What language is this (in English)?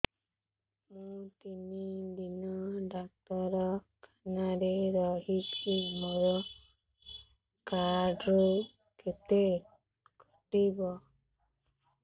Odia